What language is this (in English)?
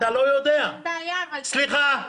Hebrew